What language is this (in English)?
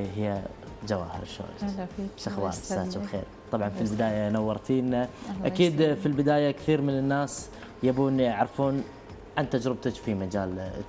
Arabic